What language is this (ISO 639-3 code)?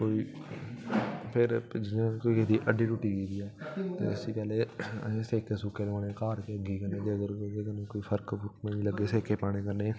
doi